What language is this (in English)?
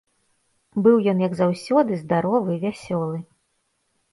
Belarusian